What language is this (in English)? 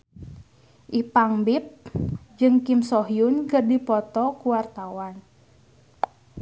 Sundanese